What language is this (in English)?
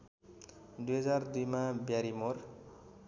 Nepali